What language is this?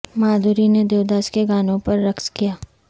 Urdu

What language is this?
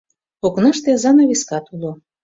Mari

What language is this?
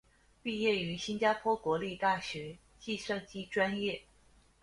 Chinese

